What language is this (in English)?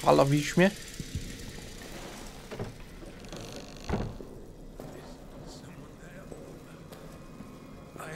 Polish